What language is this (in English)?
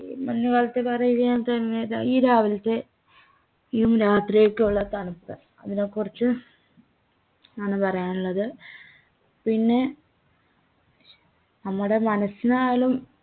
Malayalam